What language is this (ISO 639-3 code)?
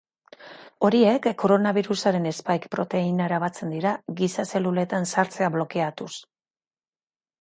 eus